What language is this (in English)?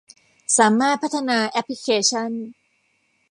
Thai